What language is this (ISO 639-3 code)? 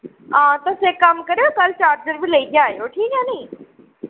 doi